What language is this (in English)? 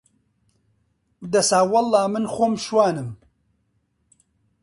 Central Kurdish